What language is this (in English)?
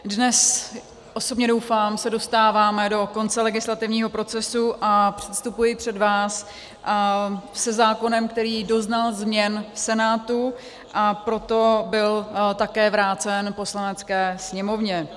Czech